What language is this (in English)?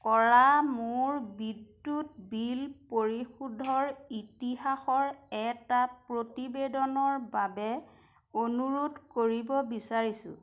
Assamese